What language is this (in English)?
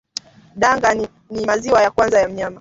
Swahili